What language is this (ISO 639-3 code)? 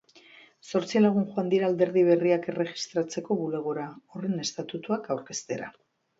eus